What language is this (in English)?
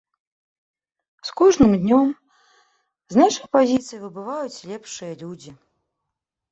Belarusian